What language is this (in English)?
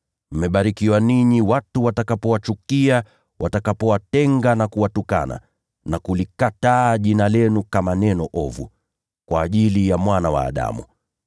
Swahili